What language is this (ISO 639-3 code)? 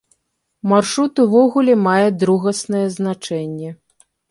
bel